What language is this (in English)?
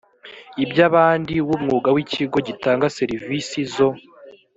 Kinyarwanda